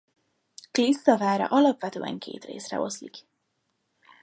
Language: Hungarian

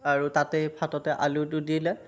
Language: Assamese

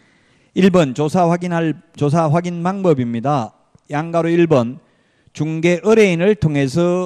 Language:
Korean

